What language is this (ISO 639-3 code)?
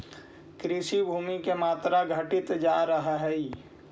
mag